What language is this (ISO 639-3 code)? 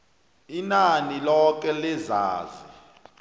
nbl